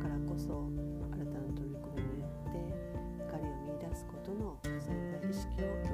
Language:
Japanese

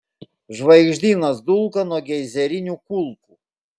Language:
Lithuanian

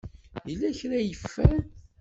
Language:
Kabyle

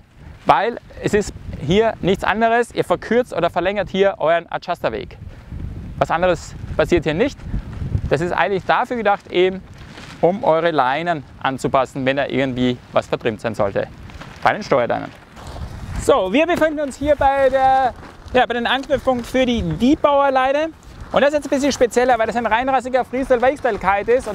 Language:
German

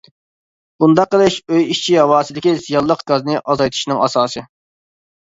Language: Uyghur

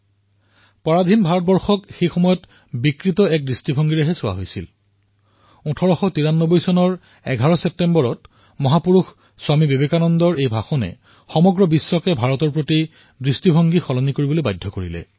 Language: Assamese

